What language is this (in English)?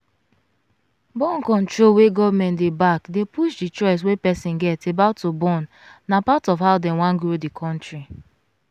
Nigerian Pidgin